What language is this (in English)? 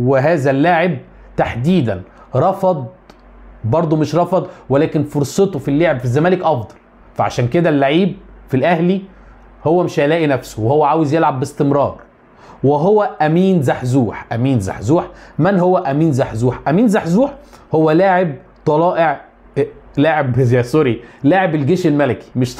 Arabic